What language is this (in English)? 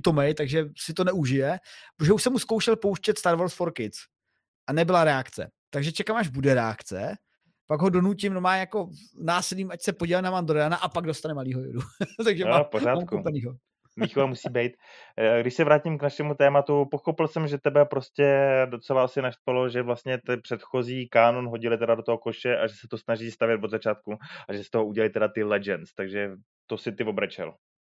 Czech